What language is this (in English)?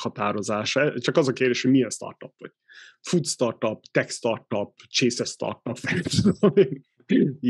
Hungarian